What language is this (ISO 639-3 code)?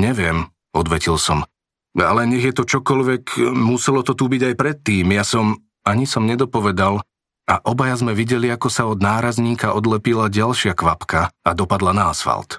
slk